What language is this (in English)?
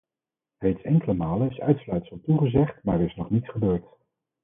Dutch